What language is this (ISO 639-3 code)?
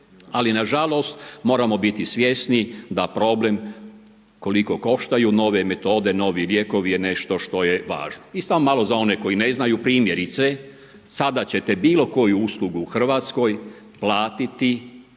hrv